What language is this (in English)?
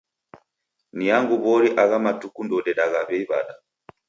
Taita